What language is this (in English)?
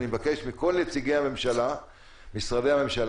Hebrew